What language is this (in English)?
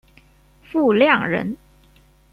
Chinese